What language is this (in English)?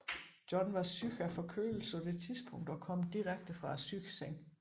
Danish